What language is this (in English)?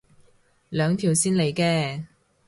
Cantonese